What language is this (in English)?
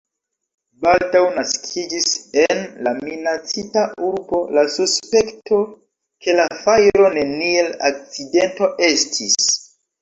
Esperanto